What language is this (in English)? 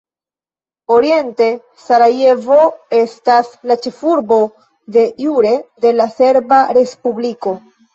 Esperanto